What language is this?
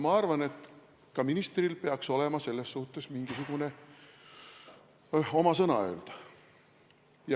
Estonian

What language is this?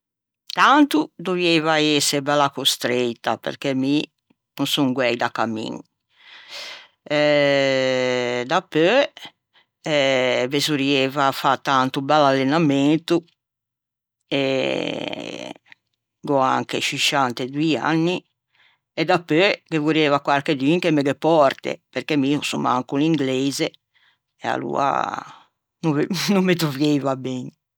Ligurian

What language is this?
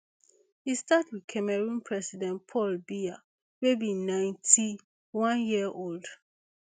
Nigerian Pidgin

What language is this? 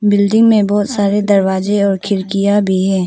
Hindi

